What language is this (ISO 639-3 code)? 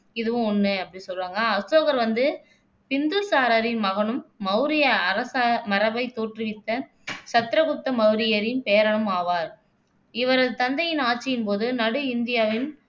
tam